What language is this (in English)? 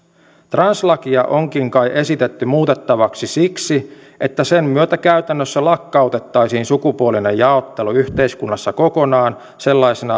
Finnish